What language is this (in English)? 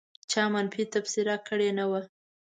Pashto